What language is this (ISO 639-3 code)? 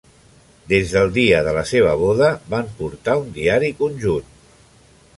cat